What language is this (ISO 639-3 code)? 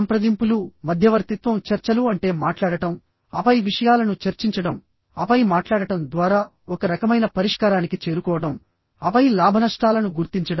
tel